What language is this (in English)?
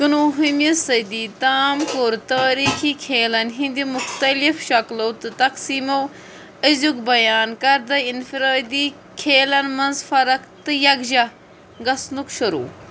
Kashmiri